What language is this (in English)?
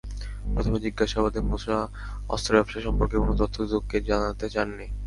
Bangla